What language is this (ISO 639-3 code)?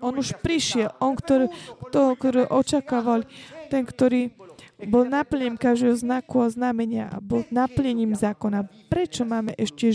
slk